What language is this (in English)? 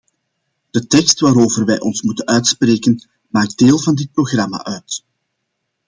Dutch